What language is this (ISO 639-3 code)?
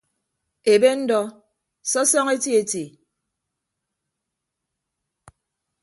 ibb